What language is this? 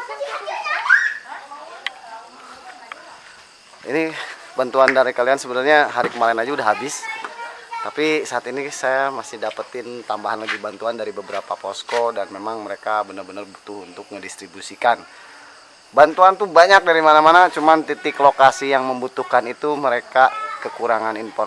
Indonesian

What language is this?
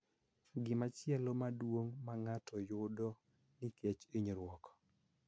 Luo (Kenya and Tanzania)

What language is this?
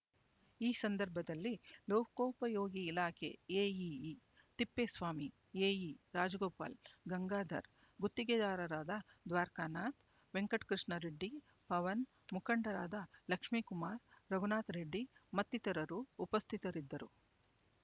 Kannada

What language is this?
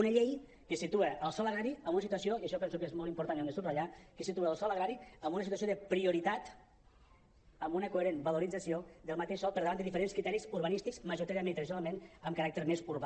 Catalan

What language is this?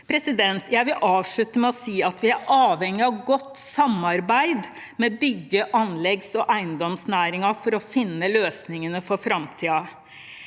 Norwegian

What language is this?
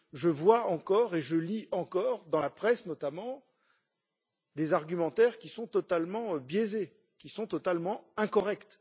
French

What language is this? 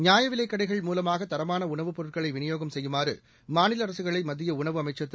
Tamil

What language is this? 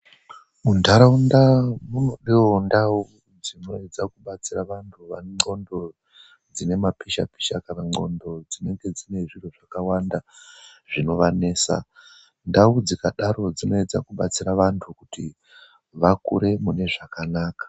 Ndau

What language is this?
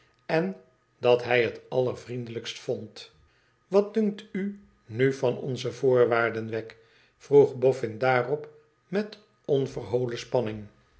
Dutch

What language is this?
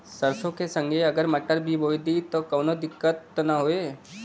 Bhojpuri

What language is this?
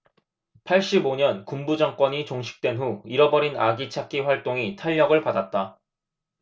Korean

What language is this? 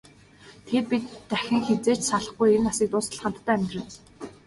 Mongolian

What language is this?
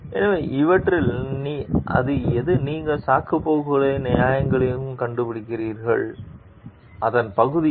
Tamil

